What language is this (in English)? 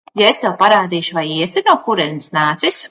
Latvian